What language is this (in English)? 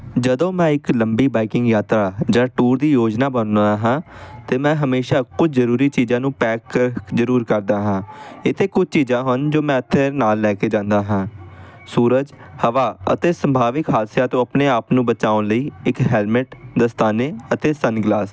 Punjabi